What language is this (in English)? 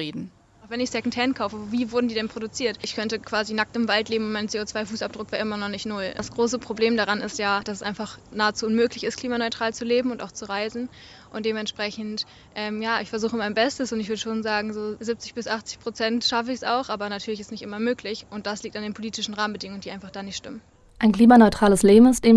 German